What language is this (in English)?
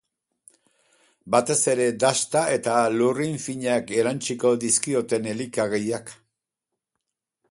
Basque